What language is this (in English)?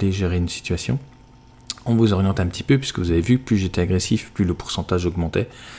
French